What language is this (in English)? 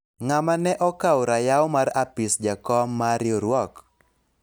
Luo (Kenya and Tanzania)